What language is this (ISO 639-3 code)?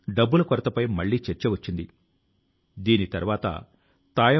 tel